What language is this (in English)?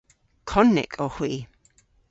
Cornish